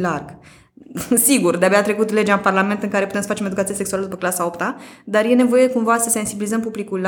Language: Romanian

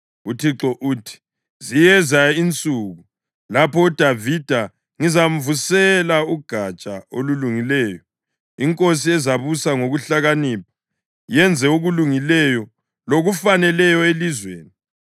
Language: North Ndebele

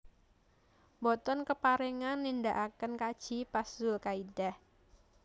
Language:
Javanese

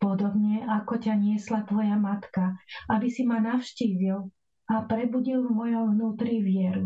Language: Slovak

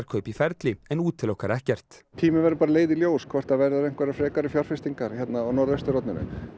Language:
Icelandic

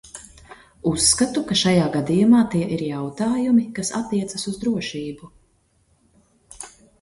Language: Latvian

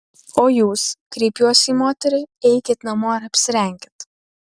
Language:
Lithuanian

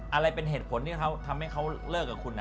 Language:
Thai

